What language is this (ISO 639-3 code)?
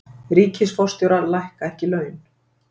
isl